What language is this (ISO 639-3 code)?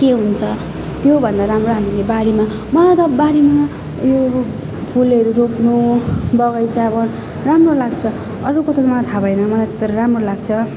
nep